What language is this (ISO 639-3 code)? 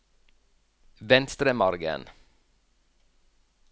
nor